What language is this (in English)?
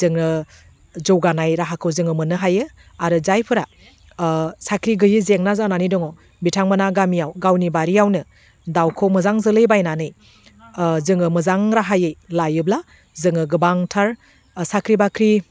Bodo